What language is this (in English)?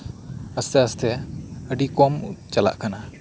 Santali